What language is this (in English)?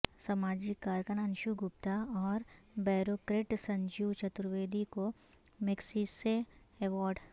Urdu